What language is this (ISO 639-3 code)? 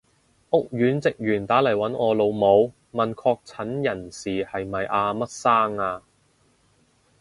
yue